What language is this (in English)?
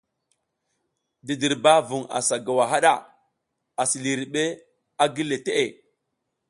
South Giziga